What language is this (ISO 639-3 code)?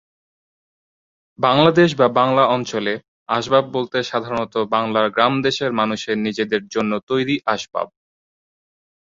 ben